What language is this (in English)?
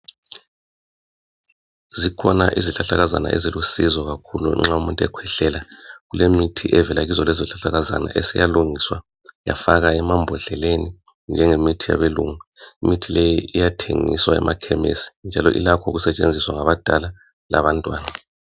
North Ndebele